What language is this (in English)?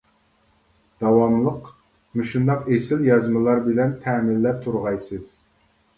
Uyghur